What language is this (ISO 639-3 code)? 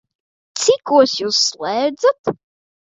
lav